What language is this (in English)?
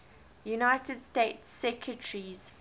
English